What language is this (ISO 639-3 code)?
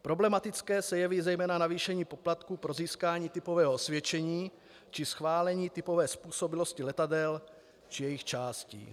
ces